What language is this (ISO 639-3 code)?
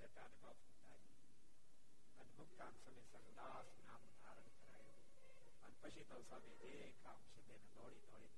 guj